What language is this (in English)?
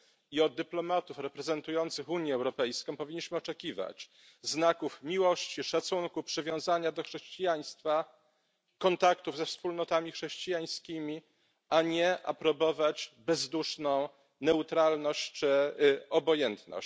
Polish